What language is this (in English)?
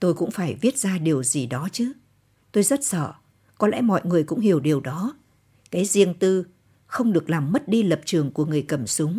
Vietnamese